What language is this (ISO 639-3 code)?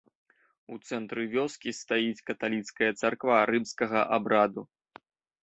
bel